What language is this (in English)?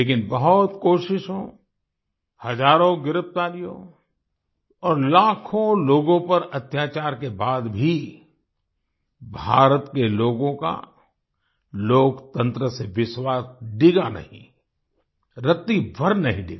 Hindi